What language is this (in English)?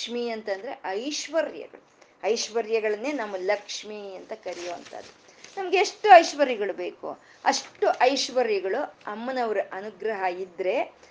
Kannada